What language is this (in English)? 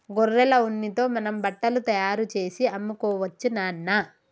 Telugu